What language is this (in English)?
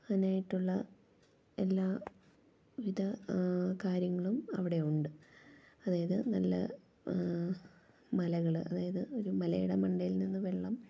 Malayalam